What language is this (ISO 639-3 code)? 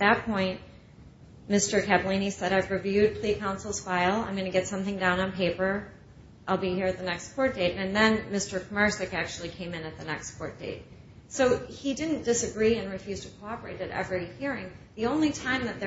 eng